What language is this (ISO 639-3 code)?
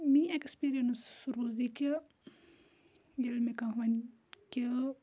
kas